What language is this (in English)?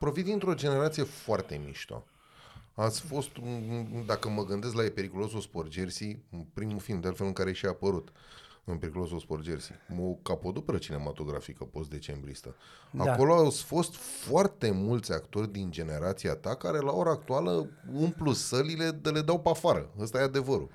Romanian